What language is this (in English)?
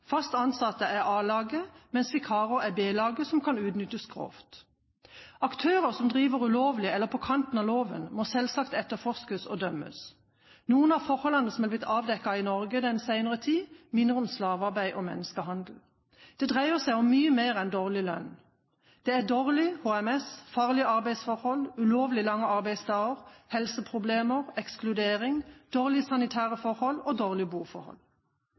Norwegian Bokmål